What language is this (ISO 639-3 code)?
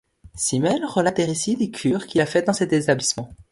fra